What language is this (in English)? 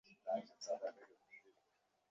Bangla